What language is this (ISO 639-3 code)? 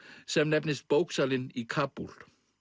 isl